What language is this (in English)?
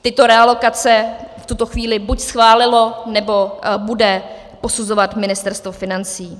Czech